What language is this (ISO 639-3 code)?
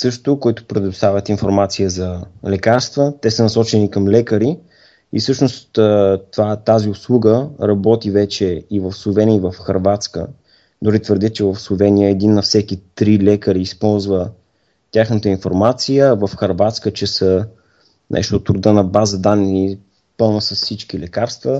bul